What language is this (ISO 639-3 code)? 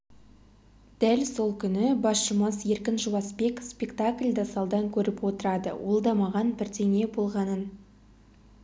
kaz